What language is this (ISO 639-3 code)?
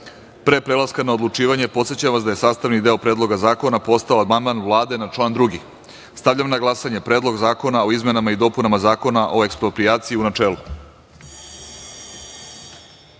srp